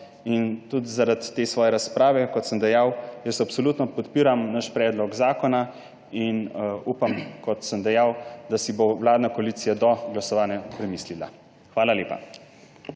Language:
Slovenian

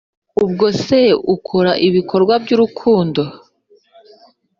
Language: Kinyarwanda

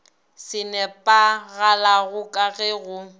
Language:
Northern Sotho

